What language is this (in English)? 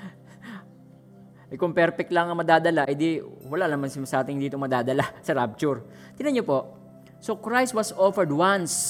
Filipino